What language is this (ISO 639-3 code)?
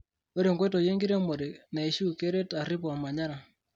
mas